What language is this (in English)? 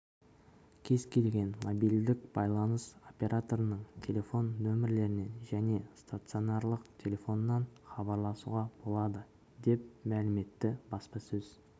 Kazakh